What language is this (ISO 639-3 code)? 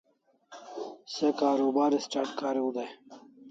kls